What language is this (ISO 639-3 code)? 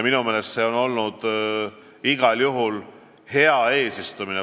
est